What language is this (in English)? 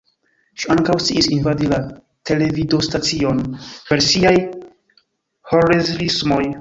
Esperanto